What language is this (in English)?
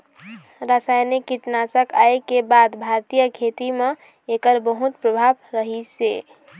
Chhattisgarhi